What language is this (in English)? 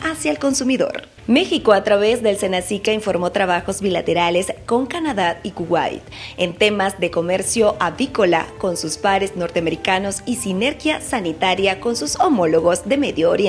Spanish